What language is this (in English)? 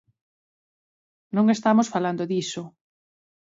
Galician